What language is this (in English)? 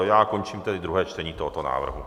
Czech